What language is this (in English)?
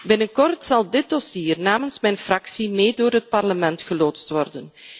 Dutch